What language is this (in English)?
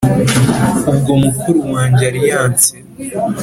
Kinyarwanda